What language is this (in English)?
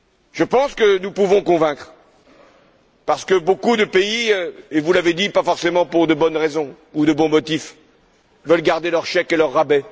French